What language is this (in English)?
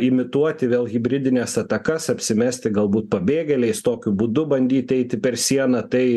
Lithuanian